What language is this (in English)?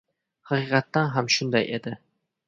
Uzbek